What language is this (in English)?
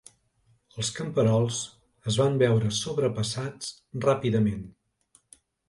Catalan